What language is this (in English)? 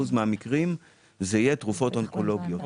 Hebrew